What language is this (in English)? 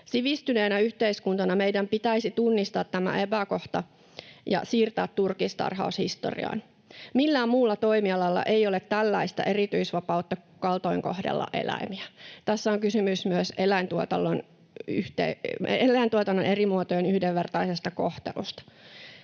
Finnish